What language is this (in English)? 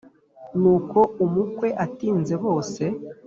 Kinyarwanda